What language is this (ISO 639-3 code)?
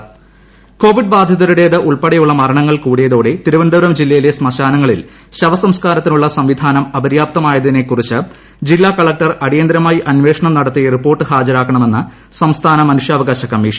mal